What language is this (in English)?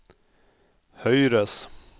Norwegian